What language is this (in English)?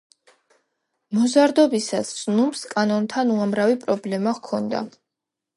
Georgian